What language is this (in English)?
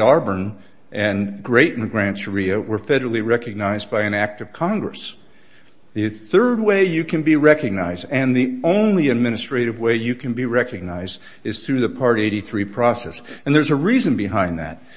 English